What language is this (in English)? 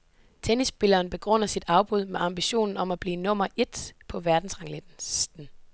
Danish